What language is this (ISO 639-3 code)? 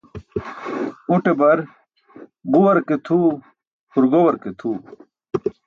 bsk